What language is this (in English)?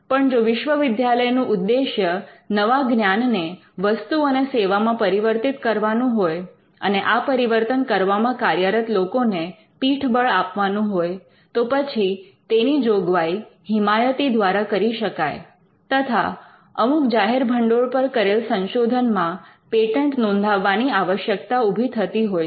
Gujarati